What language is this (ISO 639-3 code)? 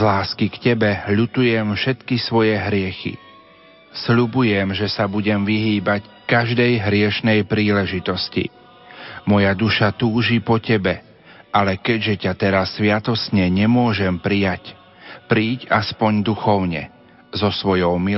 slk